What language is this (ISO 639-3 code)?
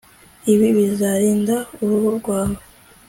kin